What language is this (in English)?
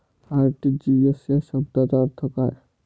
Marathi